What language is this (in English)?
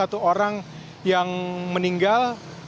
Indonesian